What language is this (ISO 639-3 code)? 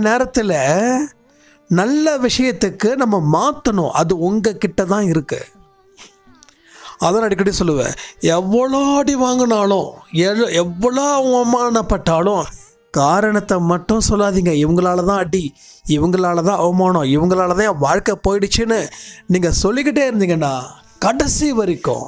tha